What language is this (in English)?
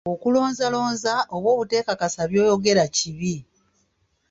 Ganda